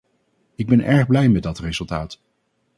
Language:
Dutch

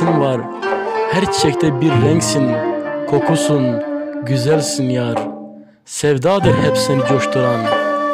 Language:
Turkish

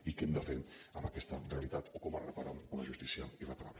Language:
Catalan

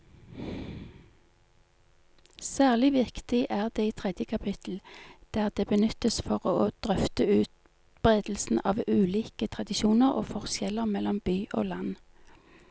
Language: Norwegian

